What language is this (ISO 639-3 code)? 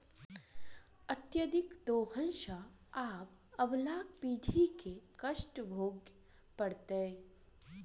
mai